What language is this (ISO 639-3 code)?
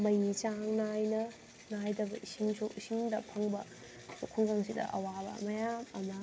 mni